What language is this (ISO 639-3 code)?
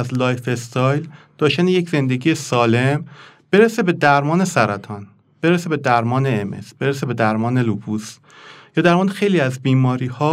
fas